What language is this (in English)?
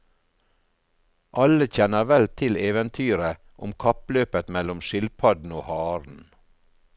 Norwegian